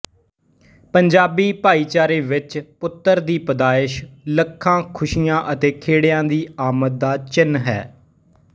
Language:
Punjabi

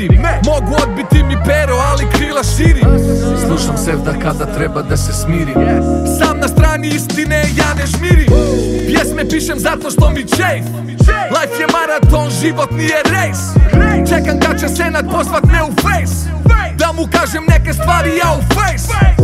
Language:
Romanian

